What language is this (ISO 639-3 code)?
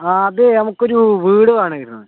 mal